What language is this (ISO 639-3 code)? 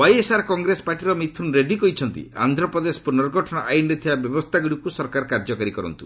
ori